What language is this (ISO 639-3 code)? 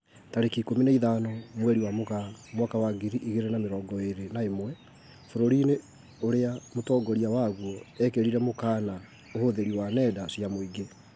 kik